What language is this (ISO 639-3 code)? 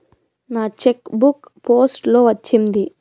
tel